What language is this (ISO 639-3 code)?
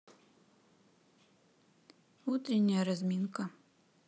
rus